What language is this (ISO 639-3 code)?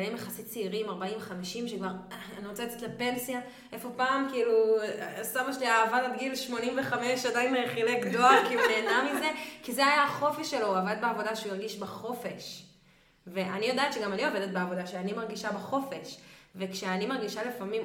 heb